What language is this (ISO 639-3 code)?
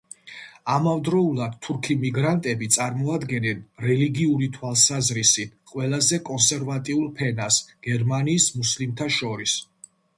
kat